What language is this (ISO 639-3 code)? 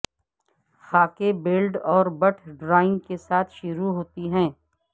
urd